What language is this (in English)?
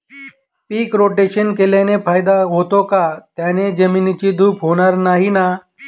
Marathi